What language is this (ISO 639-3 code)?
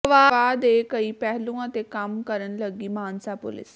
pan